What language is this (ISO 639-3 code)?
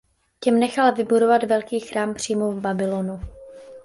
ces